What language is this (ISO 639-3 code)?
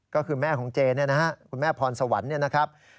tha